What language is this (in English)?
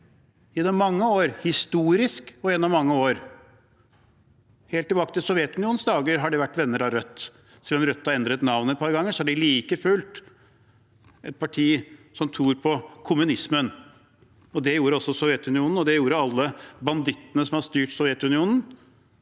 Norwegian